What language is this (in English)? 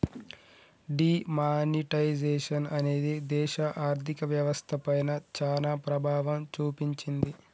Telugu